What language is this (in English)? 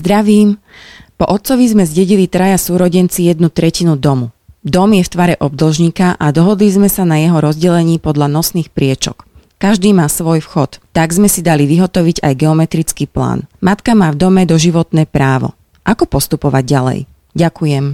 Slovak